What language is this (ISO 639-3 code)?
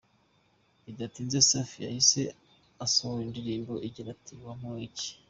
kin